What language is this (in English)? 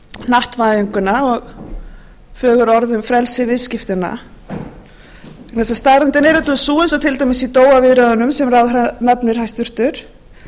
Icelandic